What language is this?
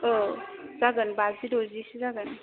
Bodo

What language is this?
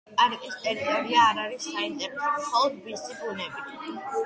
Georgian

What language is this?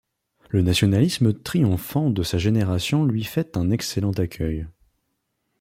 French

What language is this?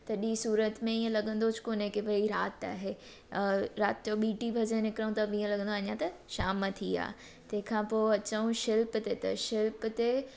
Sindhi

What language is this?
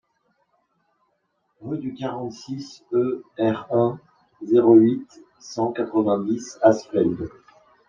French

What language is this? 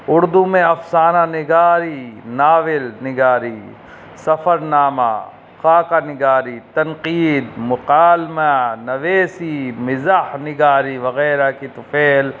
Urdu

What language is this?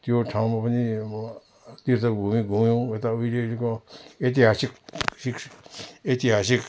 Nepali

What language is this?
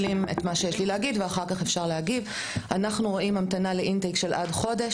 Hebrew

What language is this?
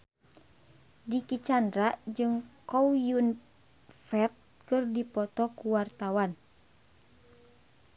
Sundanese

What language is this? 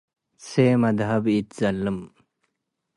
Tigre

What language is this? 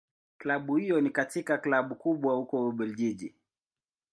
Swahili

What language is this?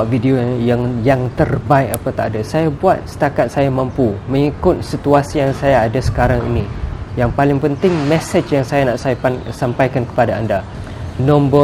Malay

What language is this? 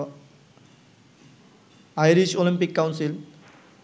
Bangla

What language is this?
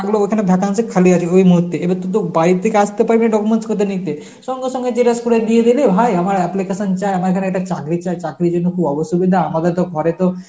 Bangla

